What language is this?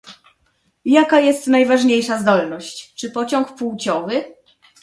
Polish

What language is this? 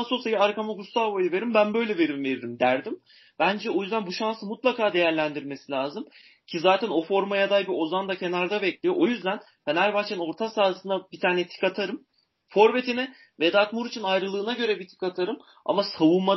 Turkish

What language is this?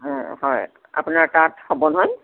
Assamese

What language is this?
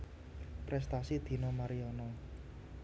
Javanese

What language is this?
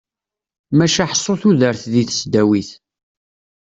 Kabyle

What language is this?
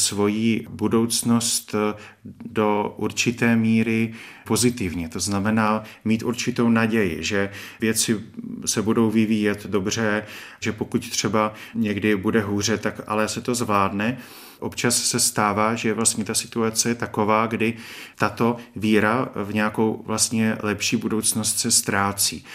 Czech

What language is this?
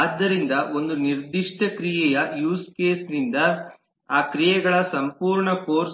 Kannada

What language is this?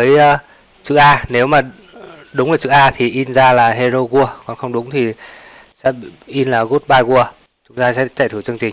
Vietnamese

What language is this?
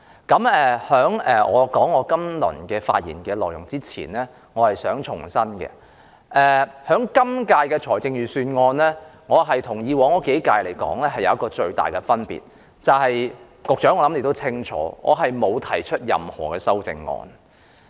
Cantonese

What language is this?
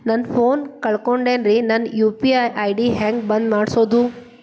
Kannada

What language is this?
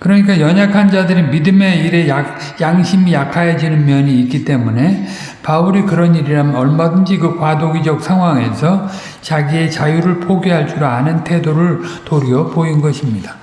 Korean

